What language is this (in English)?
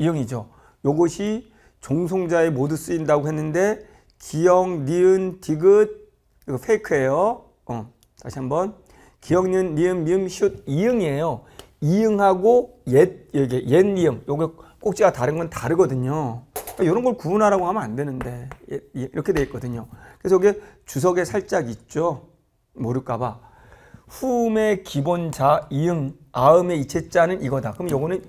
Korean